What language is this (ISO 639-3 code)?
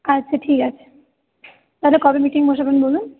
ben